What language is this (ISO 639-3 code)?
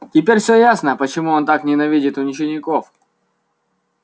rus